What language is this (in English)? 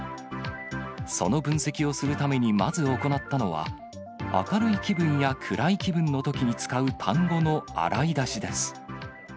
Japanese